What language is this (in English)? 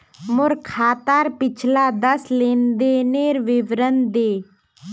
Magahi